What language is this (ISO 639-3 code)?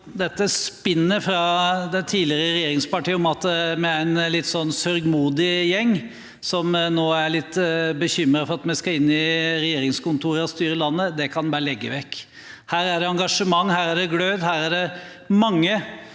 nor